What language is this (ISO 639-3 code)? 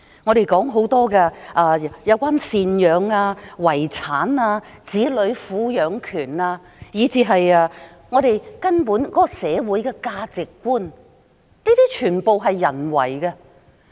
yue